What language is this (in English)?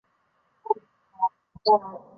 Chinese